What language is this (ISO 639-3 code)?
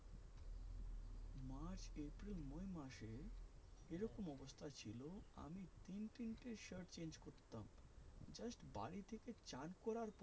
ben